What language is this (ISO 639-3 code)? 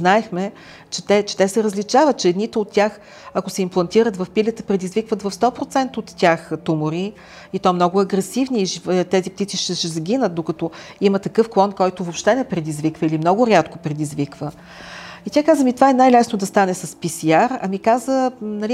bul